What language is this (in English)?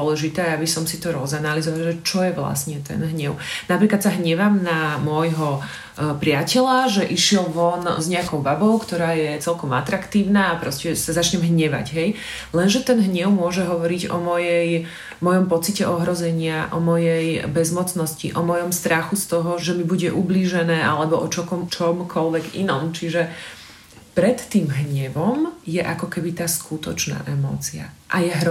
Slovak